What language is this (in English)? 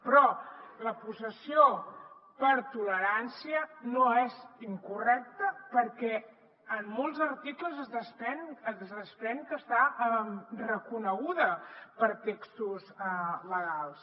Catalan